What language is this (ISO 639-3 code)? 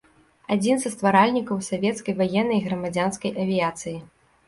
bel